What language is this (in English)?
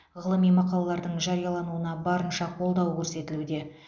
Kazakh